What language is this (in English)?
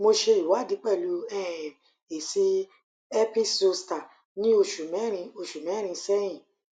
Yoruba